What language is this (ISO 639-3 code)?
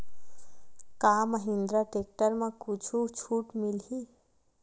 hne